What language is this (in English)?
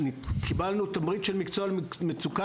Hebrew